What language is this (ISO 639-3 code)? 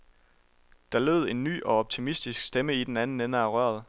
dan